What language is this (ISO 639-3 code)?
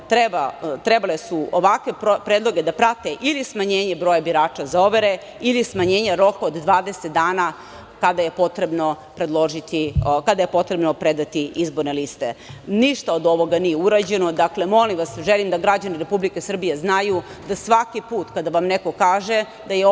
srp